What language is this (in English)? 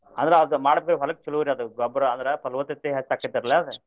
Kannada